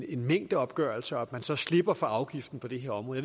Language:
Danish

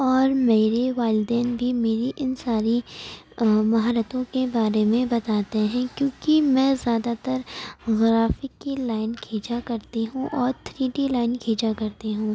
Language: Urdu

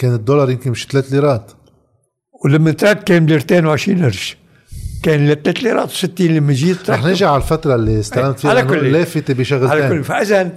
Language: Arabic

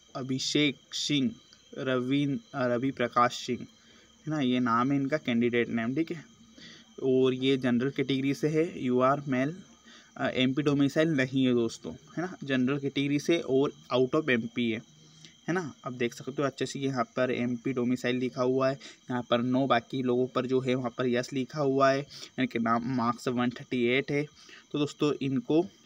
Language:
Hindi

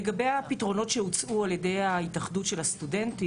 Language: Hebrew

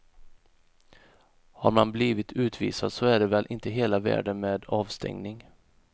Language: Swedish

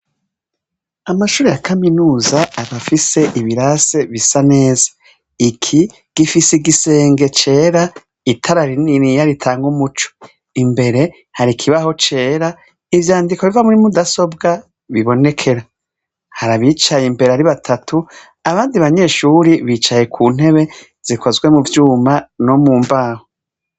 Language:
Rundi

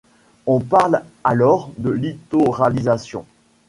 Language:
French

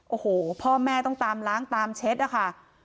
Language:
Thai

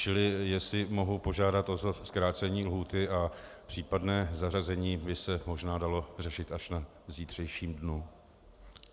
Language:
Czech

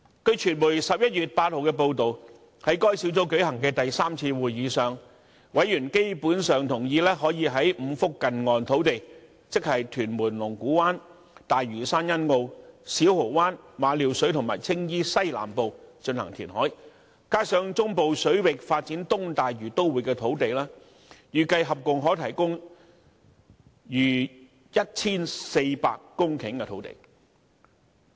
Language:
Cantonese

